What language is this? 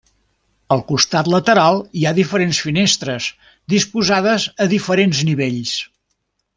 Catalan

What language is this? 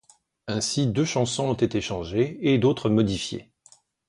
French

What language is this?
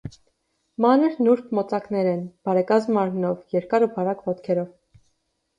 Armenian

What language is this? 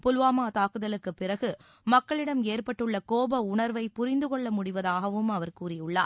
Tamil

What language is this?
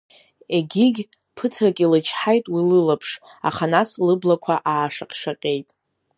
Abkhazian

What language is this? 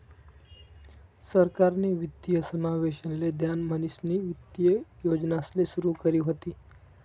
Marathi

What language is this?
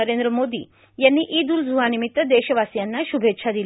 Marathi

